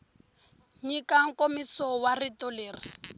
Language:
Tsonga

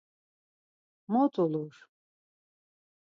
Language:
Laz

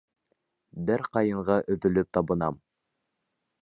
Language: Bashkir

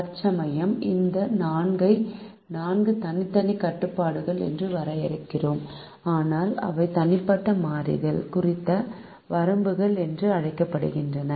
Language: Tamil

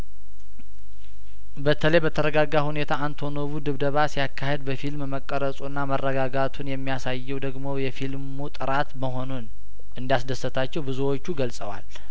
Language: Amharic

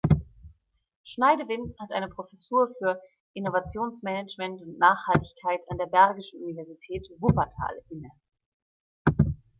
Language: German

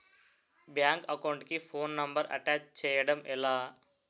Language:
Telugu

